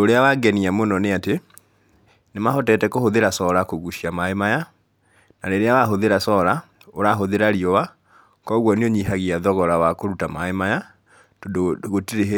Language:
Kikuyu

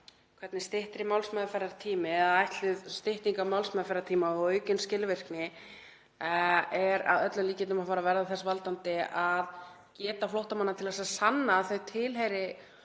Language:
Icelandic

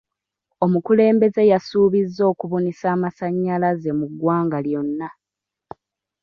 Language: Ganda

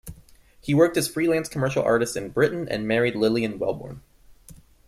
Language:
English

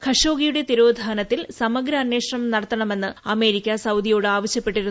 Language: Malayalam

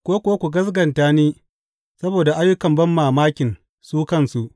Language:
Hausa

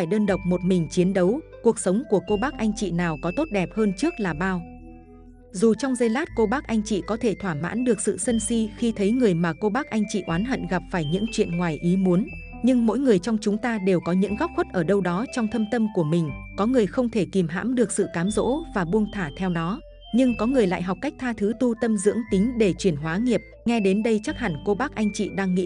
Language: Vietnamese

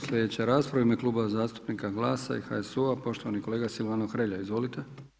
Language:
Croatian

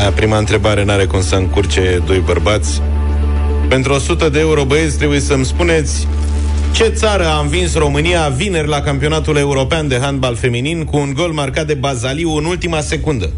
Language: Romanian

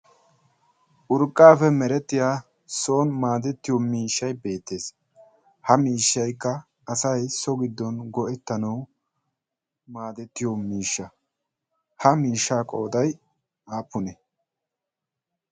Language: Wolaytta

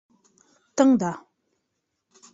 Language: Bashkir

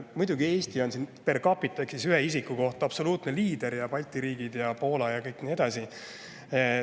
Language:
Estonian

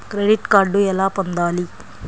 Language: Telugu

